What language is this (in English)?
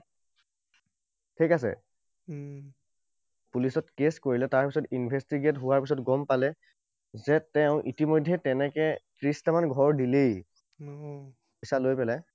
Assamese